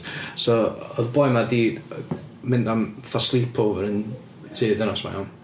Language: Welsh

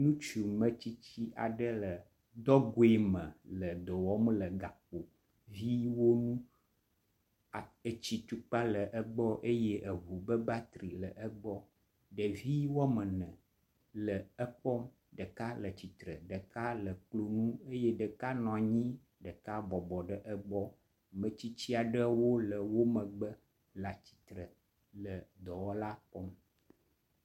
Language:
Ewe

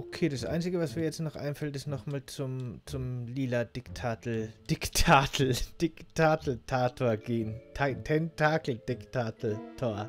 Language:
German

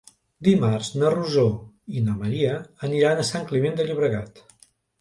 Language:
Catalan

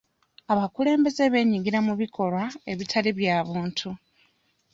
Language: Ganda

